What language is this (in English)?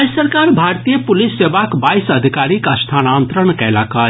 Maithili